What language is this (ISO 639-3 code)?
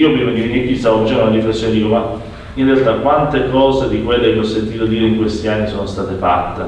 ita